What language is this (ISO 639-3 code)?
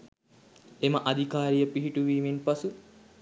sin